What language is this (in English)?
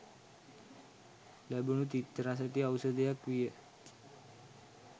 Sinhala